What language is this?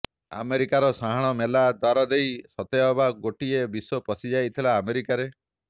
Odia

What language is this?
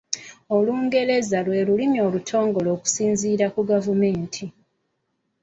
Ganda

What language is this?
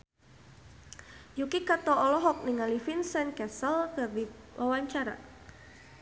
Sundanese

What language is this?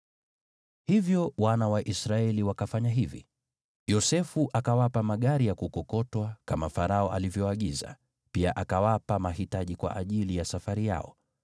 Swahili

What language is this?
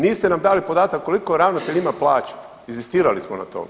Croatian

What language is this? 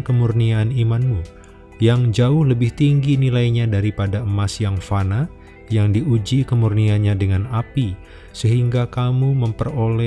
Indonesian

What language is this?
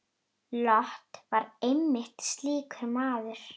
Icelandic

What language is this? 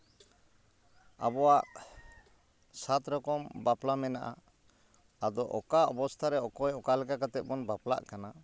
Santali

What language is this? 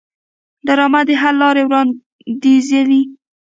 Pashto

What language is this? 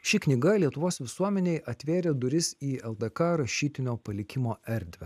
Lithuanian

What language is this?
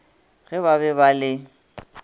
Northern Sotho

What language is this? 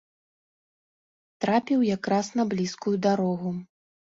Belarusian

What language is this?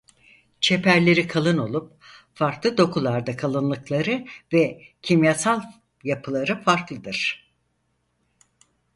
Turkish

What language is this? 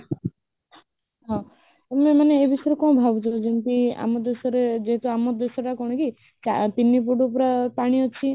Odia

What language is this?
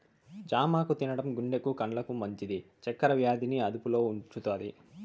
Telugu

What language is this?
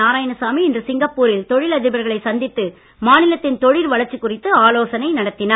Tamil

